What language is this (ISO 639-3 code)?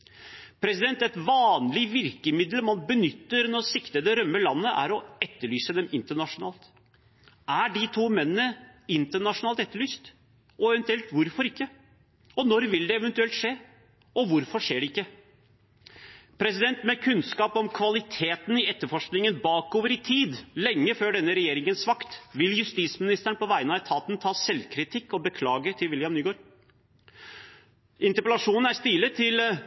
nob